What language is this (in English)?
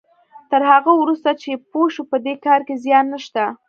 Pashto